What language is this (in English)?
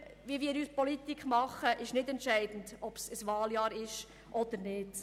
Swiss German